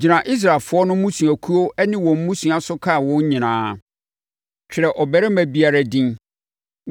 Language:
Akan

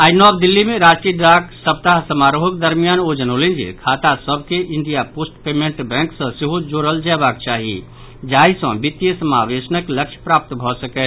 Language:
Maithili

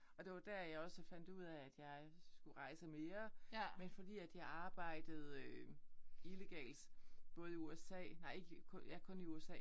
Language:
Danish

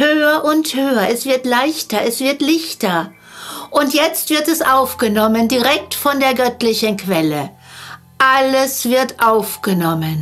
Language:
German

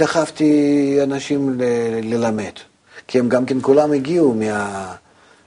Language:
Hebrew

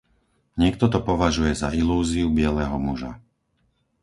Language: Slovak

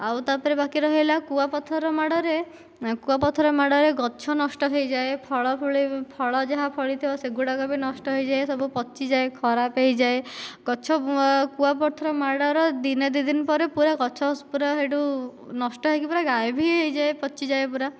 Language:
Odia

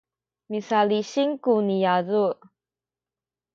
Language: Sakizaya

